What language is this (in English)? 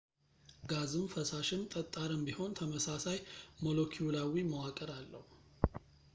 Amharic